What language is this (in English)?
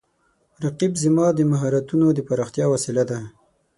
Pashto